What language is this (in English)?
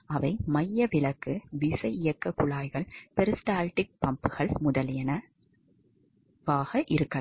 Tamil